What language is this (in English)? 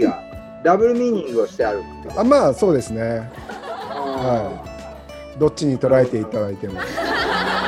Japanese